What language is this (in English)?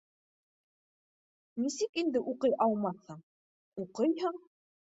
Bashkir